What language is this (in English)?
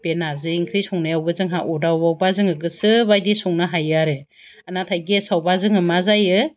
Bodo